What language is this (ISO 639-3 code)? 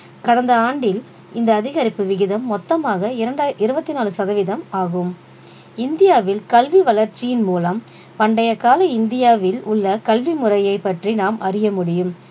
tam